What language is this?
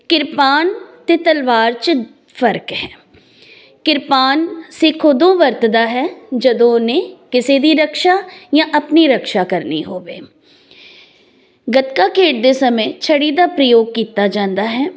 Punjabi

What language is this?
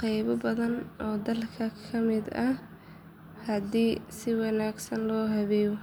Somali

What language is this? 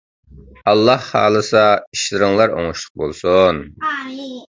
Uyghur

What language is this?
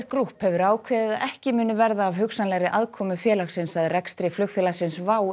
Icelandic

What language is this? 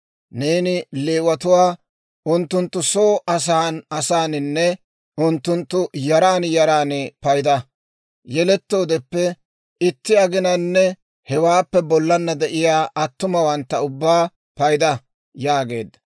Dawro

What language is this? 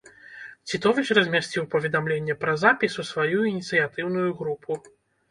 Belarusian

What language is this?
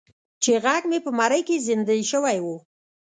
Pashto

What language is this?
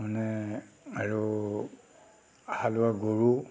Assamese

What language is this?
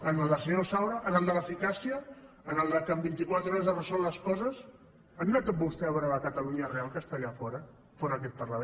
Catalan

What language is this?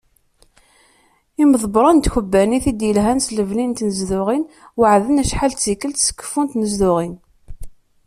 Kabyle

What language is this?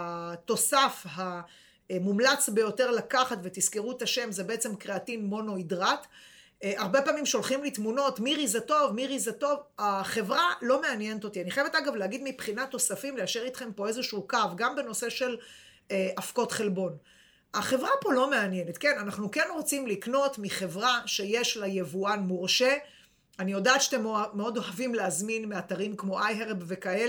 Hebrew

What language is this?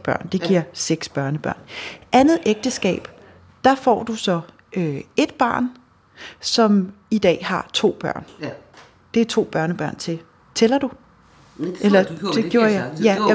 Danish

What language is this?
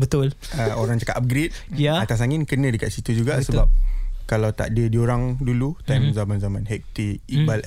Malay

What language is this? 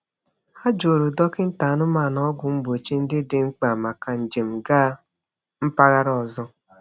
Igbo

